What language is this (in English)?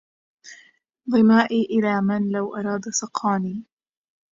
Arabic